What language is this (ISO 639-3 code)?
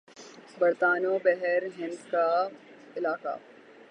urd